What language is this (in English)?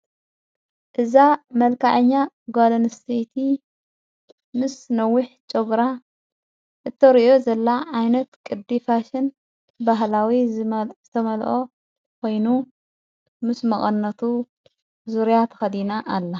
Tigrinya